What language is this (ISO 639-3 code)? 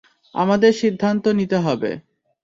ben